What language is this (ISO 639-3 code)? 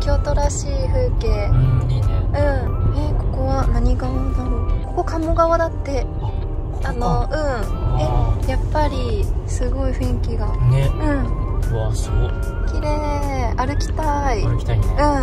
jpn